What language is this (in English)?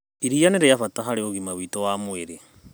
Kikuyu